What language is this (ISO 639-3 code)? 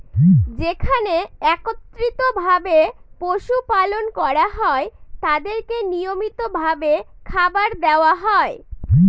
ben